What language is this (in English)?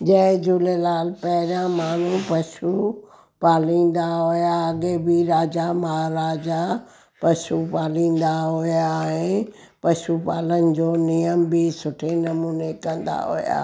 Sindhi